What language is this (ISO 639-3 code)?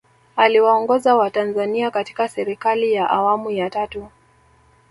swa